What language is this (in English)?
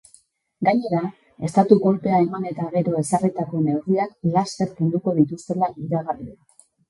Basque